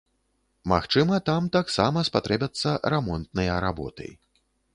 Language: Belarusian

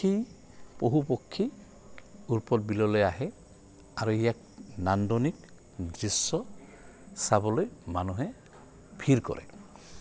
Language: Assamese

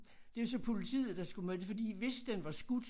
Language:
Danish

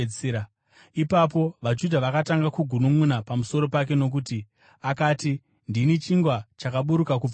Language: Shona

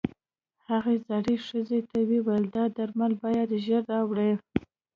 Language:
Pashto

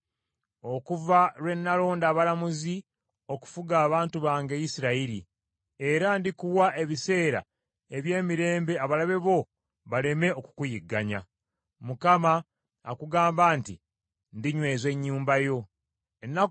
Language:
Ganda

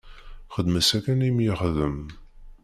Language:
Kabyle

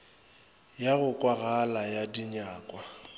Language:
Northern Sotho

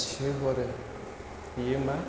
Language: Bodo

